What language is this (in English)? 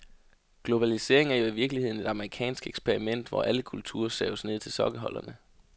Danish